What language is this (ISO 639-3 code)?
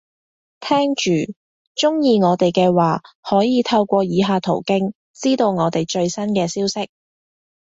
yue